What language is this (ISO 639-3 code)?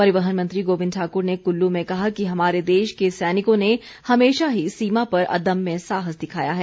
hin